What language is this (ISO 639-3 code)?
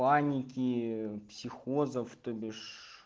rus